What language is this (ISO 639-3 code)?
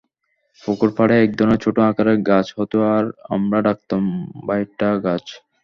ben